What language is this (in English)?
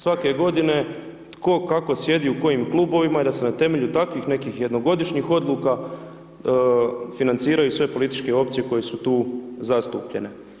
Croatian